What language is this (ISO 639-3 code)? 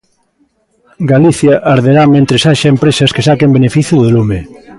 glg